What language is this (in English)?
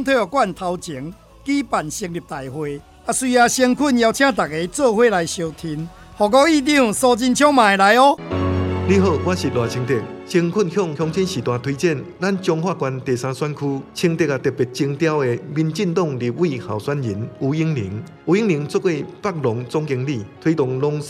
Chinese